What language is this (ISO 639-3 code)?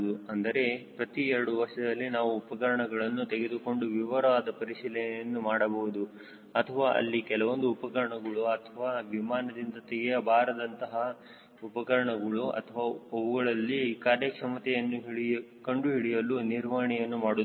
kan